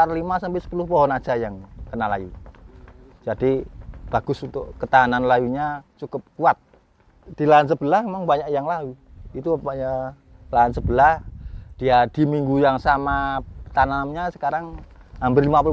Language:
Indonesian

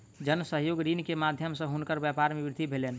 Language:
Maithili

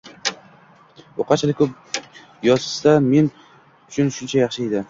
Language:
Uzbek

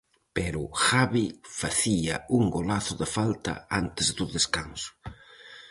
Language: Galician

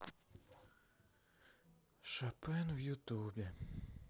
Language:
Russian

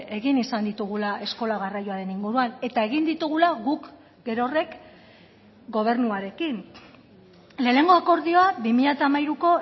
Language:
Basque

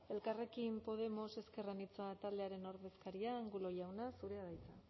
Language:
Basque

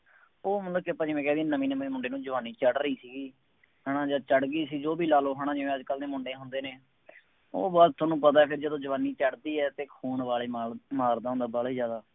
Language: Punjabi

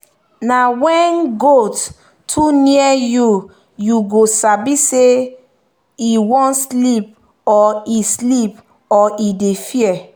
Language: Nigerian Pidgin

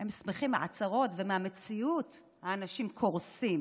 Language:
Hebrew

